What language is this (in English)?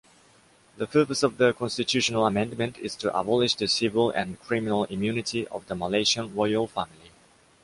English